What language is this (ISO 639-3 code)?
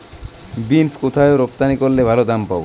ben